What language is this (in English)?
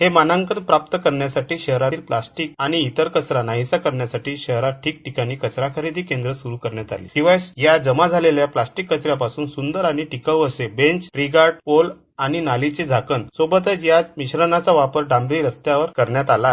Marathi